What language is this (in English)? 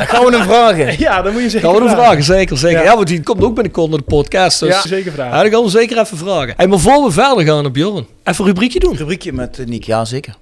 Dutch